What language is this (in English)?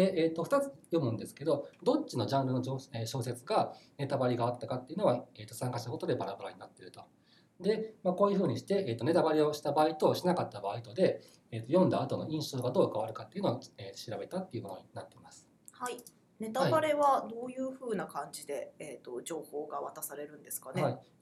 Japanese